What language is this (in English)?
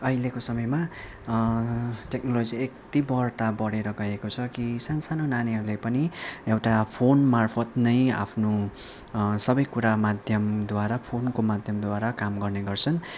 Nepali